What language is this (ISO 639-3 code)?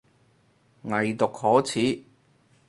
yue